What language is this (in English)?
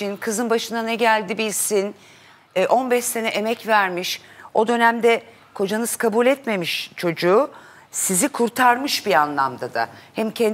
Turkish